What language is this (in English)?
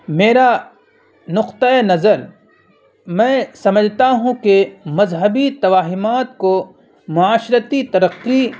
Urdu